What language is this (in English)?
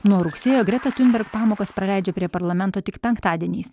Lithuanian